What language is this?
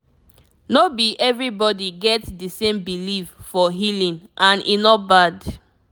Nigerian Pidgin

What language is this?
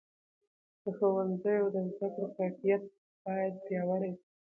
Pashto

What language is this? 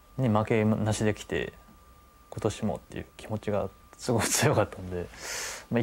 Japanese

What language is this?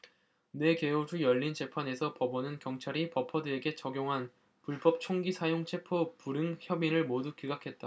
Korean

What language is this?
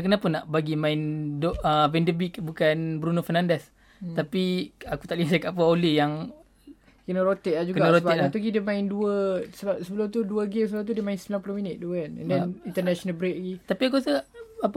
Malay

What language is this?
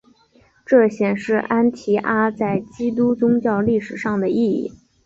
Chinese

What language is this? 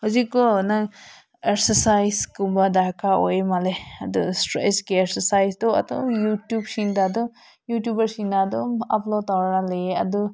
Manipuri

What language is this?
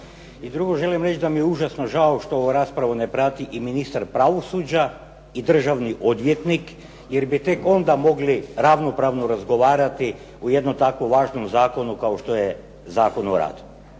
Croatian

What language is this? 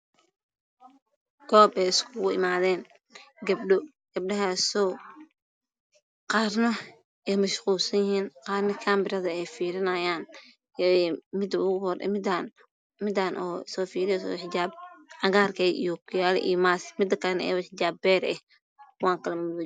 Somali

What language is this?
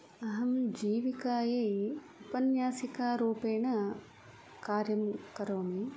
Sanskrit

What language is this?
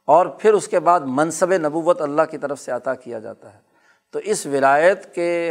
Urdu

